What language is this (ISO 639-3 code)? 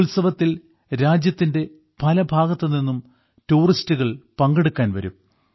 mal